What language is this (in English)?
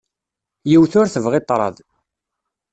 Kabyle